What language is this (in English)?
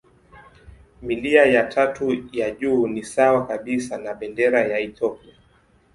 Swahili